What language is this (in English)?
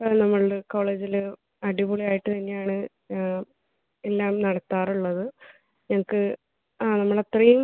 Malayalam